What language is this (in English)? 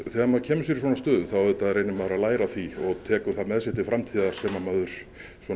Icelandic